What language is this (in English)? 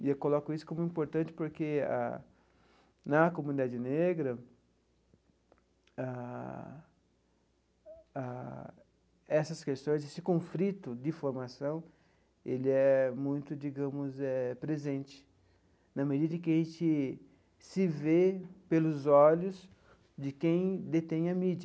Portuguese